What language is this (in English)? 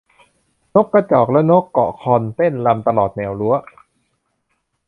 Thai